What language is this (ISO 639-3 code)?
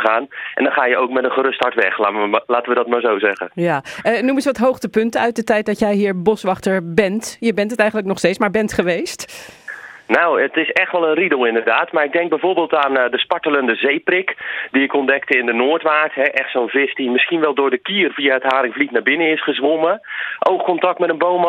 nld